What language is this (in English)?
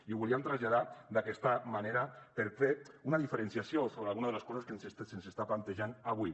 Catalan